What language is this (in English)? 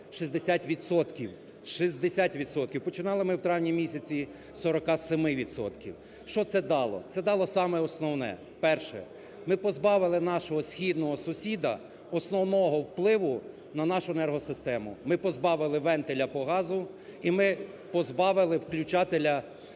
Ukrainian